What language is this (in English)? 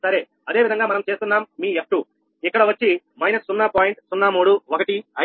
Telugu